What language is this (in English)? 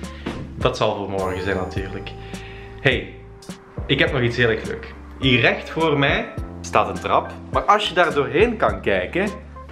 Dutch